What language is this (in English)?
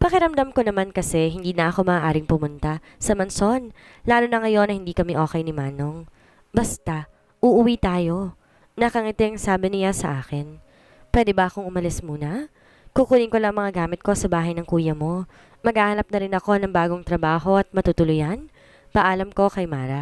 Filipino